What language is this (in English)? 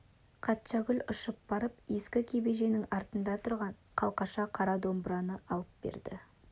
Kazakh